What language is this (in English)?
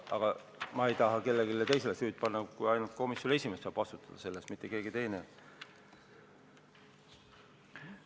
Estonian